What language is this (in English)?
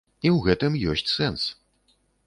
Belarusian